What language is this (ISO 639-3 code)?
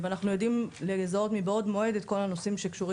heb